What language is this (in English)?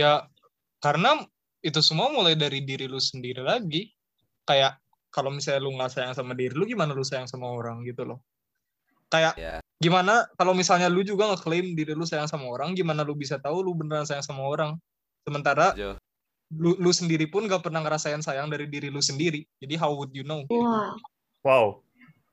Indonesian